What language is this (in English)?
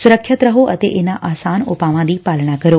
Punjabi